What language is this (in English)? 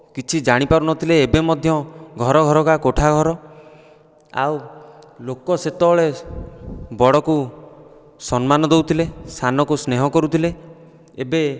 Odia